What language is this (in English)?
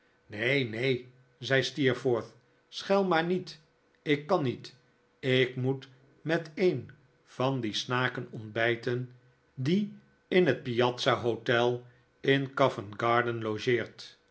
Dutch